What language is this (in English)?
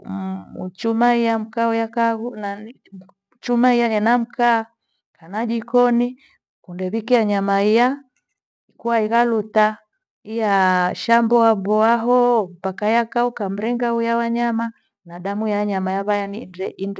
Gweno